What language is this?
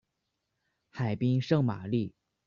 Chinese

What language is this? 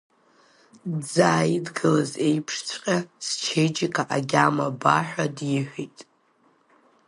Abkhazian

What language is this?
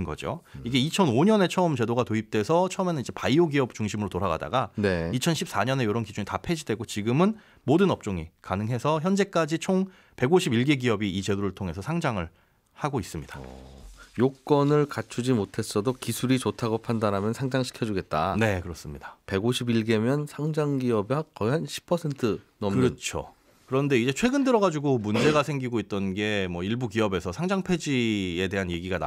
Korean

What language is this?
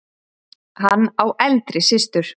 Icelandic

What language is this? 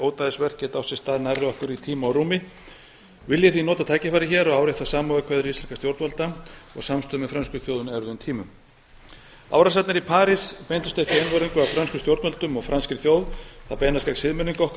Icelandic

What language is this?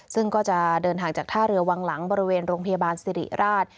Thai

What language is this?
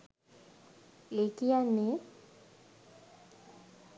Sinhala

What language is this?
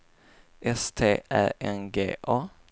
Swedish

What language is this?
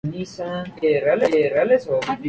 Spanish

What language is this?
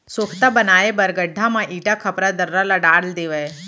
Chhattisgarhi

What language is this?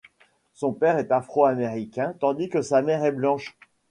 French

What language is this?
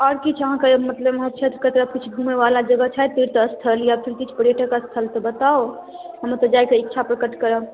Maithili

